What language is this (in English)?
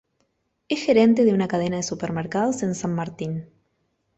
Spanish